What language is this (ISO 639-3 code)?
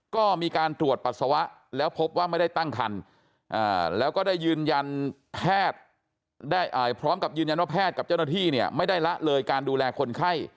tha